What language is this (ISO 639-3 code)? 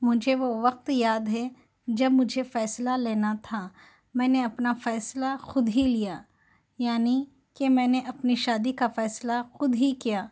urd